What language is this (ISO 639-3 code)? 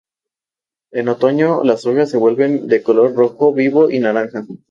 spa